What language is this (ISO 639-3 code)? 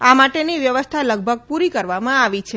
guj